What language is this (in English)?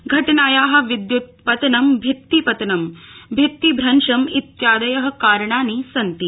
Sanskrit